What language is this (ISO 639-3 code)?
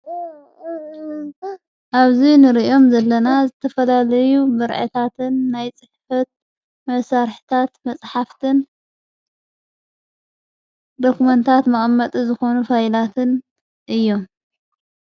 tir